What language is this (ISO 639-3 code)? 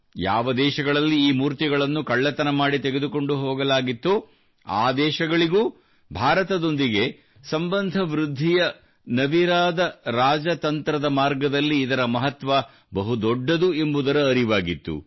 kan